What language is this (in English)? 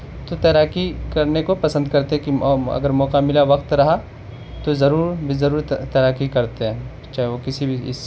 Urdu